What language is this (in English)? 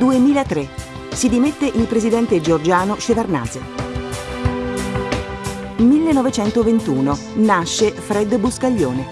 Italian